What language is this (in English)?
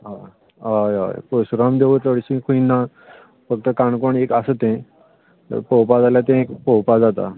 Konkani